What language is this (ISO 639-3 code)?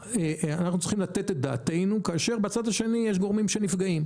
heb